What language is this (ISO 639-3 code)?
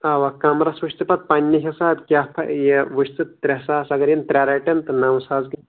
kas